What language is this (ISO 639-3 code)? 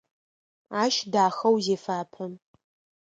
ady